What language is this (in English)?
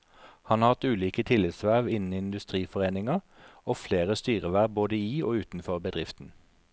Norwegian